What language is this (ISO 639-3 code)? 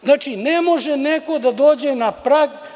srp